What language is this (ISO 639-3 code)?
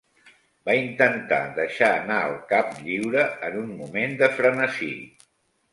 cat